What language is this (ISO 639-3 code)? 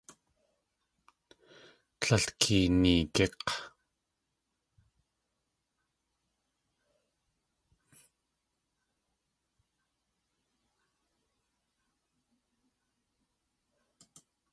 tli